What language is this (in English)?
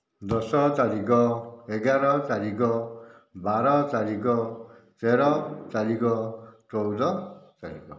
Odia